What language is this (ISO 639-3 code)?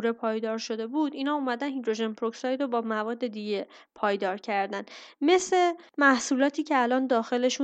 fas